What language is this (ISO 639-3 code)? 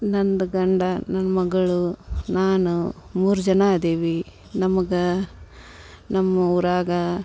kan